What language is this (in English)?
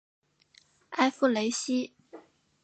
Chinese